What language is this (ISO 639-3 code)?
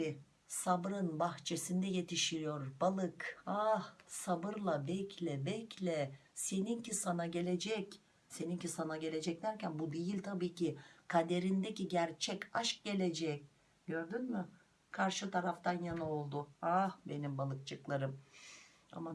tur